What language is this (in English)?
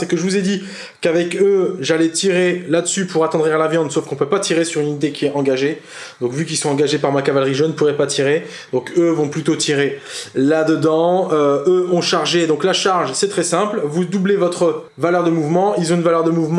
French